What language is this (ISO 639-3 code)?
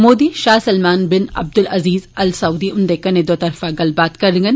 doi